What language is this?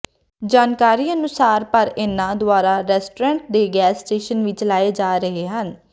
Punjabi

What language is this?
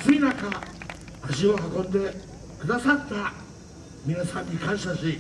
Japanese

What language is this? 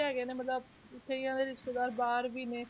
Punjabi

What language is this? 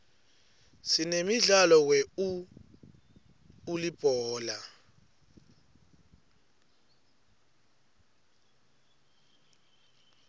Swati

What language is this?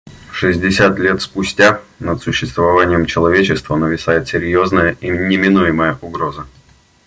Russian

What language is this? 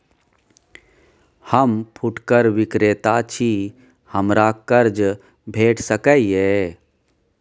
Maithili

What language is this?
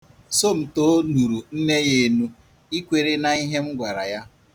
Igbo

